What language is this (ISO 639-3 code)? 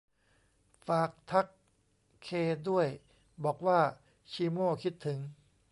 tha